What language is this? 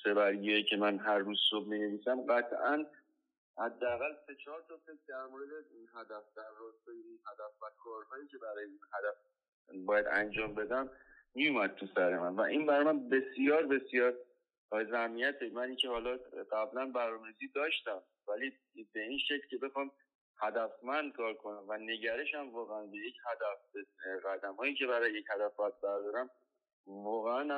Persian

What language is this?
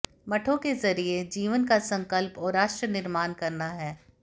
Hindi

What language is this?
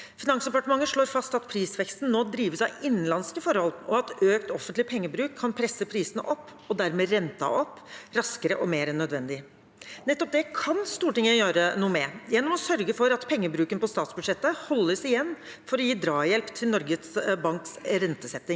Norwegian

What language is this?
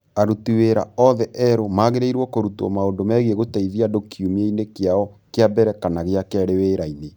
Kikuyu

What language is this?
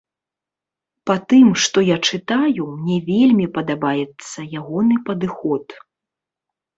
Belarusian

